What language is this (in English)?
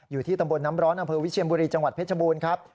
Thai